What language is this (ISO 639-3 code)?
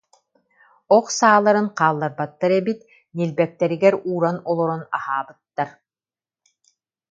sah